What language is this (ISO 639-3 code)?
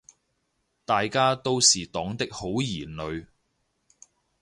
yue